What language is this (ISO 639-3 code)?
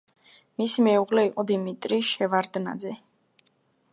kat